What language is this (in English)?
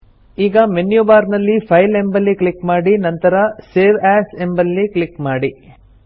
Kannada